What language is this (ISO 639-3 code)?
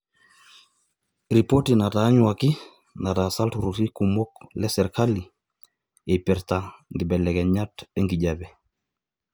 mas